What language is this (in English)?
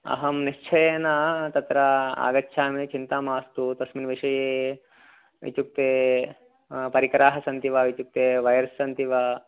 Sanskrit